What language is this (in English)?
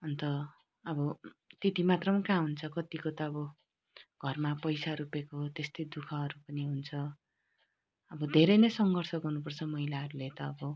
Nepali